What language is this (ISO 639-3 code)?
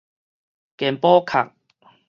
nan